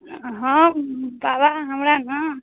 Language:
Maithili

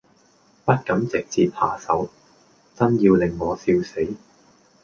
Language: Cantonese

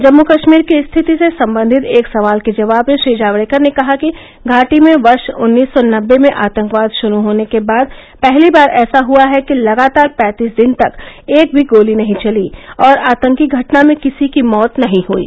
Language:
Hindi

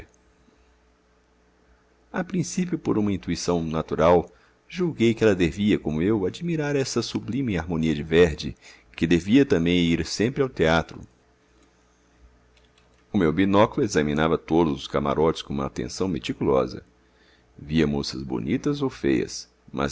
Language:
Portuguese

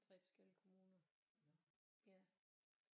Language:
Danish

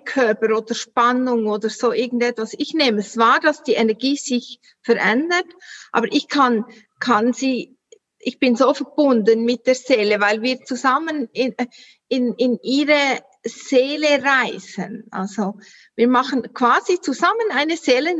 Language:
German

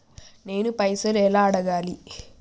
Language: Telugu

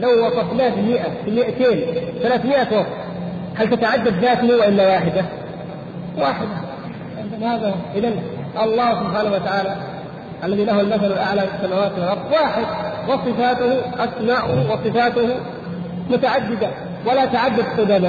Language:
Arabic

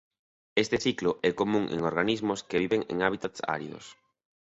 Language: Galician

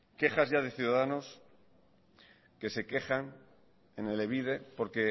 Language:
Spanish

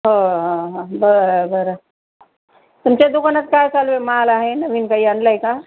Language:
Marathi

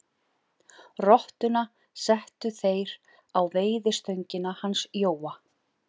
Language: Icelandic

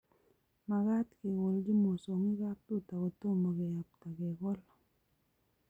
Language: Kalenjin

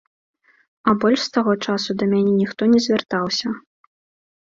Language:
Belarusian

